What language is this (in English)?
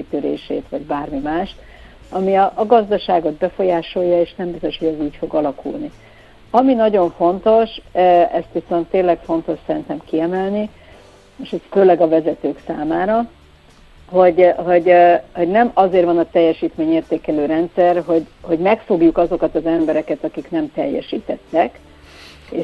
Hungarian